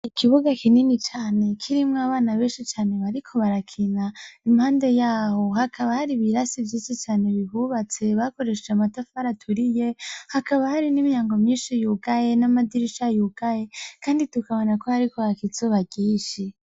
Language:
Rundi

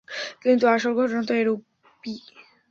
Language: Bangla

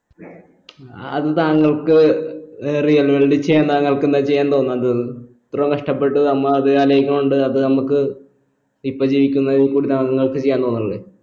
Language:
Malayalam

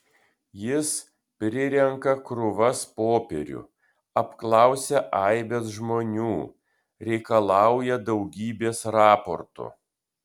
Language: Lithuanian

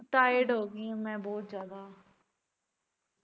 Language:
Punjabi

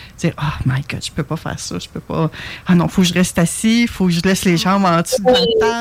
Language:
French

